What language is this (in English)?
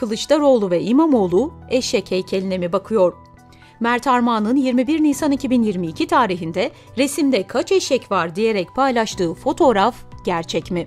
Turkish